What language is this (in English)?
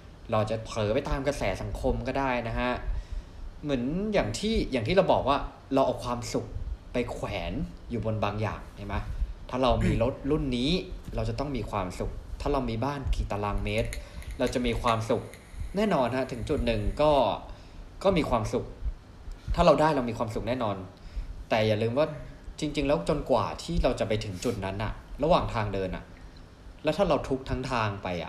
Thai